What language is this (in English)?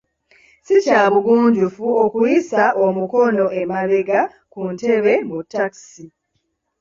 Ganda